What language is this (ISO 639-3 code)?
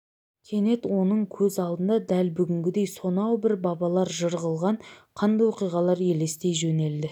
kaz